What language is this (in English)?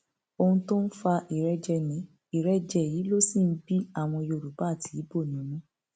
Yoruba